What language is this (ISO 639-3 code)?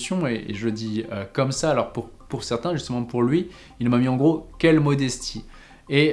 fra